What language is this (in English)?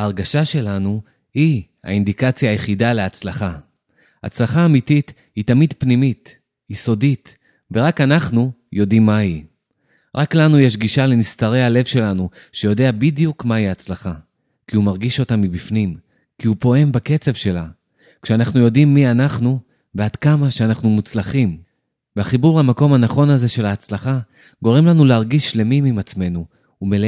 Hebrew